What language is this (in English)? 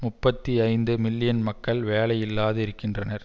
Tamil